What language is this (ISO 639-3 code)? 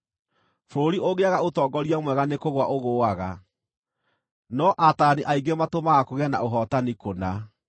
kik